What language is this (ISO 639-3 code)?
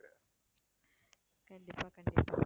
tam